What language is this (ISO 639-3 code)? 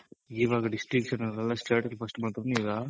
kan